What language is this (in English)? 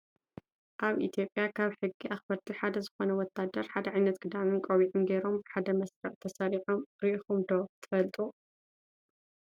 Tigrinya